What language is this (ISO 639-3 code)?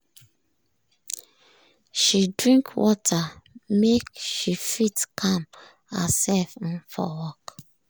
pcm